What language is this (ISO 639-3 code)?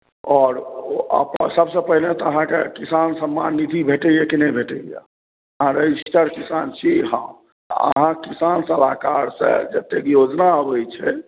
mai